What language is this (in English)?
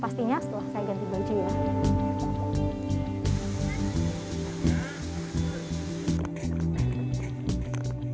Indonesian